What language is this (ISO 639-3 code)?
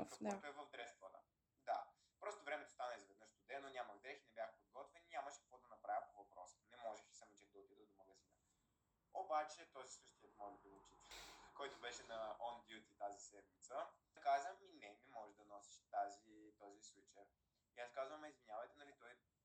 bul